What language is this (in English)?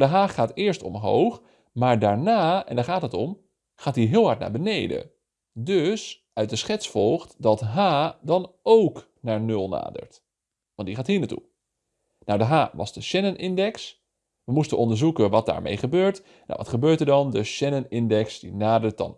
Dutch